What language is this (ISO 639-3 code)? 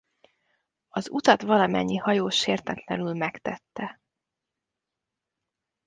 hun